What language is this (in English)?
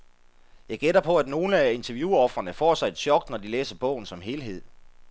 Danish